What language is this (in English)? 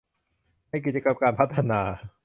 Thai